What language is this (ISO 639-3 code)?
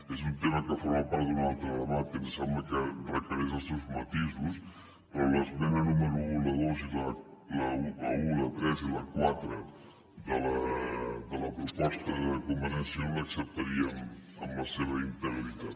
cat